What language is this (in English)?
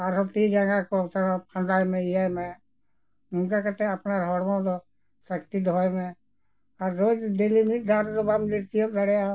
Santali